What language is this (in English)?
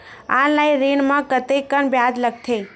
Chhattisgarhi